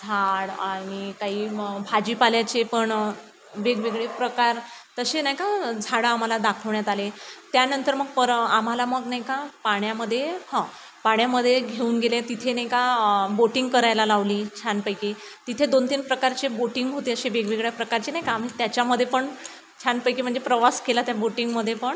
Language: Marathi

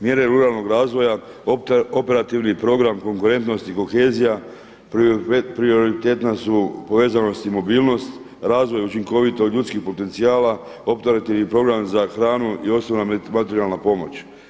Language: Croatian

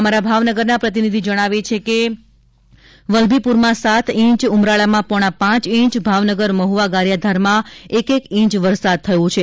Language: Gujarati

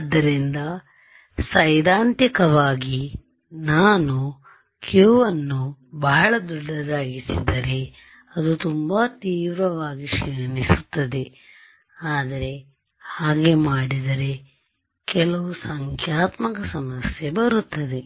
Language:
Kannada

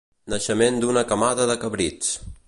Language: Catalan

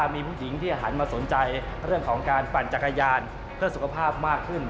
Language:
Thai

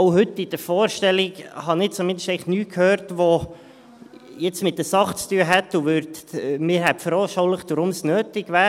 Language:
Swiss German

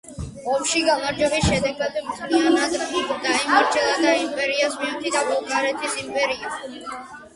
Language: Georgian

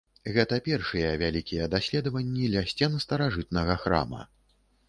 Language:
Belarusian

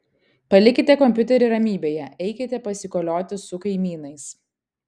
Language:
Lithuanian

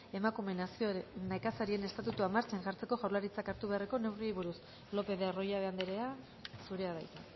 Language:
Basque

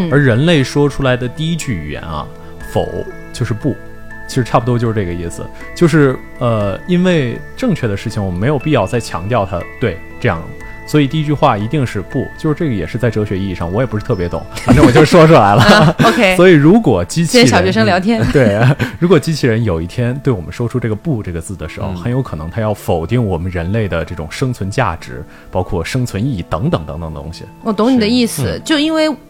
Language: Chinese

